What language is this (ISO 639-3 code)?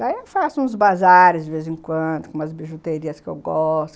por